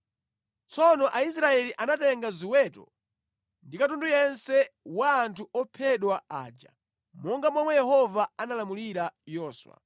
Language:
Nyanja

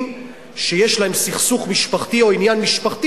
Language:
Hebrew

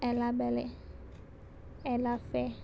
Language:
Konkani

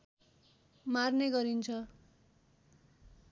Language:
Nepali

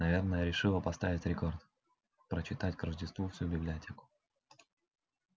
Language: Russian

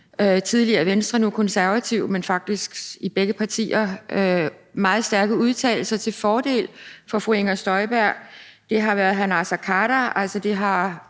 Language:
Danish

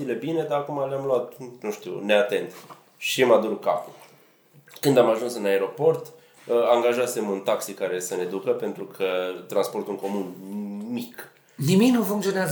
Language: Romanian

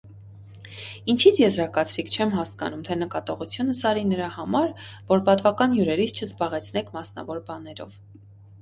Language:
Armenian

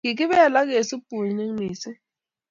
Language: Kalenjin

